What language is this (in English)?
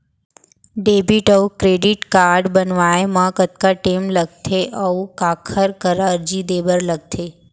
Chhattisgarhi